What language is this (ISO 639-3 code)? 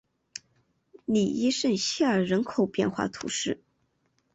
zho